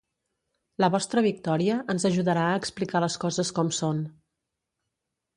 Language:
Catalan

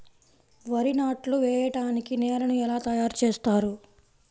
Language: Telugu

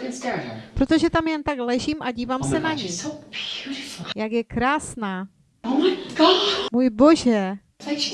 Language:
Czech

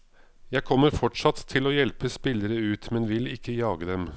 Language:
Norwegian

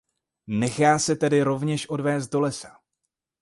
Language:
Czech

